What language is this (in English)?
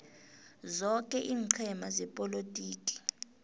South Ndebele